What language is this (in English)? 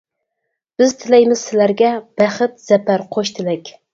Uyghur